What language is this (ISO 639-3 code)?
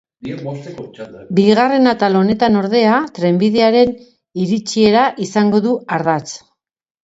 eus